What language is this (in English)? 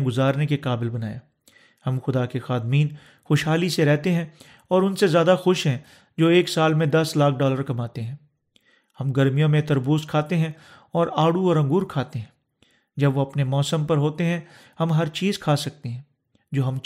Urdu